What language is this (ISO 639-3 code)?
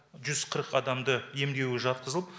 kaz